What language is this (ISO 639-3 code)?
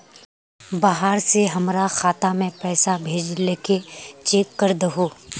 mag